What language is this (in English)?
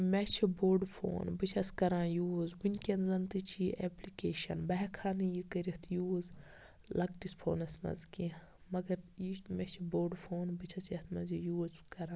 Kashmiri